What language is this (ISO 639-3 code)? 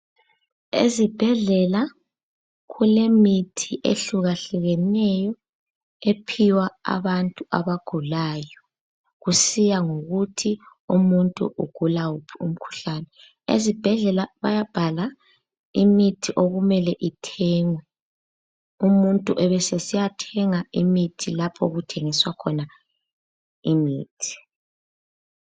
nde